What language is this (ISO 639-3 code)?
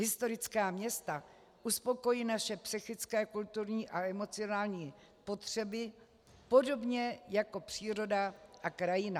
ces